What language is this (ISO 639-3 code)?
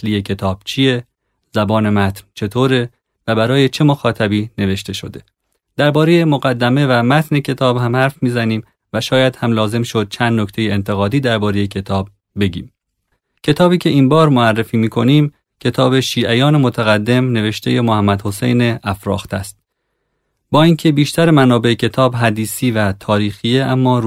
fas